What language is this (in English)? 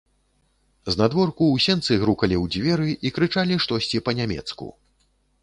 Belarusian